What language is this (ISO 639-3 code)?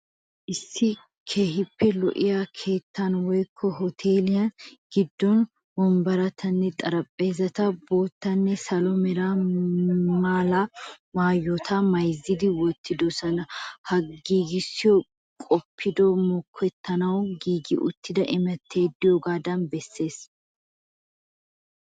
wal